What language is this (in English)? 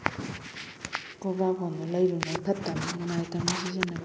Manipuri